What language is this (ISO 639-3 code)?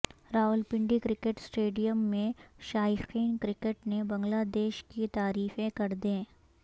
urd